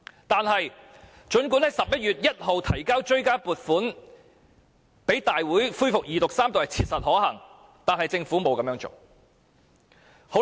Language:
Cantonese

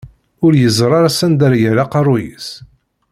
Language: Kabyle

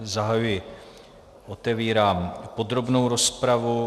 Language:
Czech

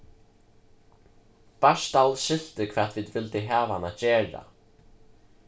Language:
Faroese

